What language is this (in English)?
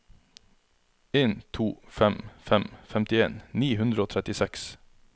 Norwegian